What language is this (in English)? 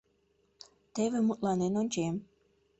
Mari